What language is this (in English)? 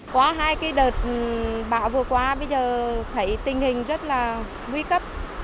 Vietnamese